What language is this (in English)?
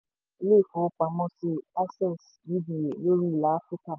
Yoruba